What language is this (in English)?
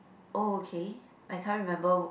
English